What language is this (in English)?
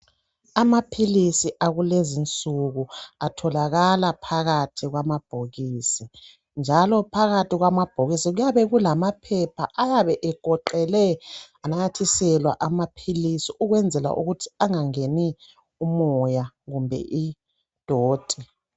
North Ndebele